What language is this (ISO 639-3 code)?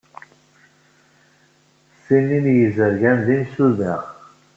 kab